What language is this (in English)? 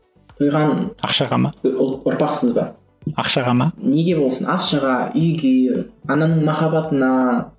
Kazakh